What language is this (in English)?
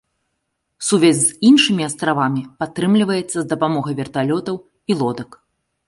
Belarusian